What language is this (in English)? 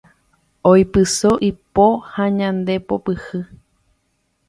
Guarani